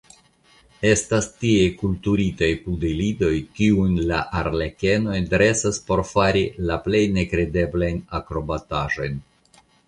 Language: Esperanto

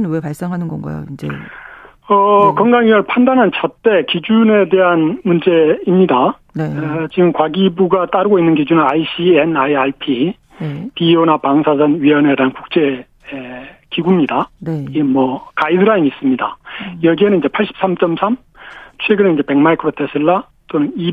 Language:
Korean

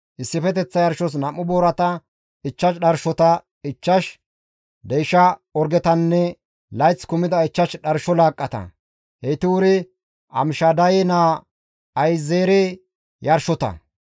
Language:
Gamo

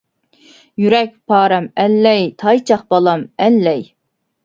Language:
Uyghur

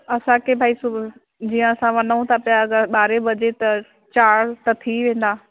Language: Sindhi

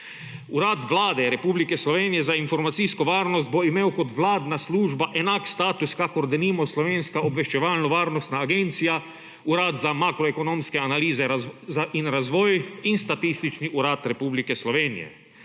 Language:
Slovenian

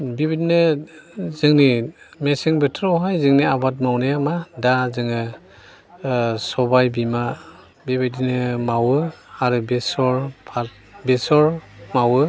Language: Bodo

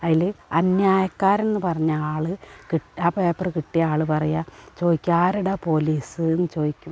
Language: Malayalam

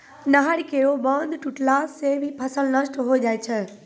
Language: Maithili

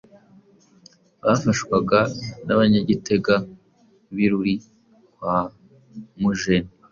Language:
Kinyarwanda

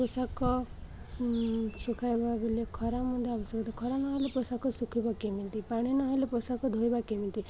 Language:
Odia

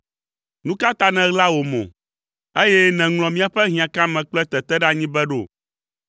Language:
Ewe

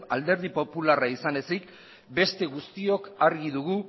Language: Basque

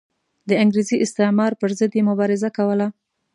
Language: Pashto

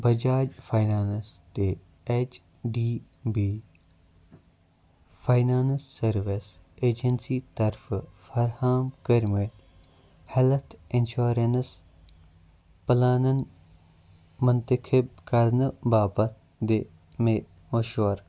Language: Kashmiri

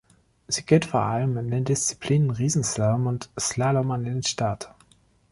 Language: German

